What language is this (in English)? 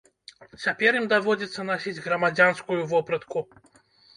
Belarusian